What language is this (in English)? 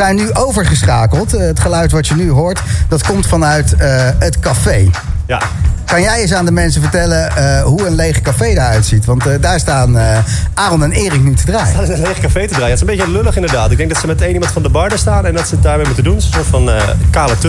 Dutch